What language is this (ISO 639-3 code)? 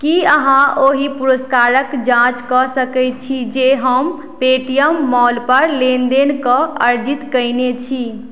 mai